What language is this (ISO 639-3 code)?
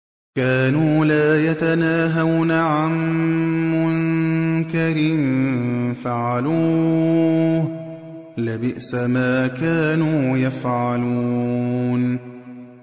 ara